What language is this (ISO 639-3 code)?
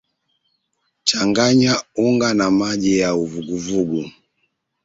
swa